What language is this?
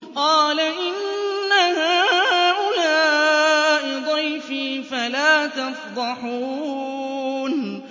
Arabic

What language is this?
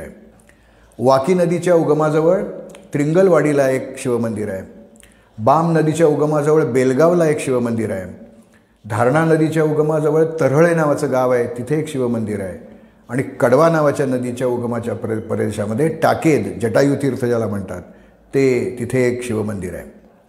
Marathi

